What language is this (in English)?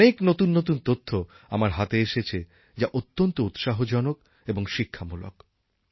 Bangla